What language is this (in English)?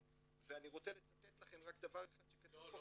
Hebrew